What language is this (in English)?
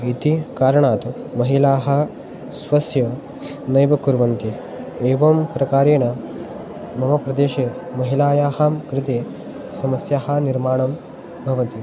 Sanskrit